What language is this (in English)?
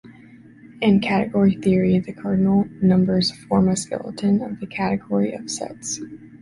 English